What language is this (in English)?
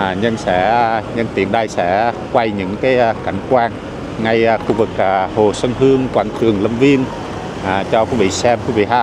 Vietnamese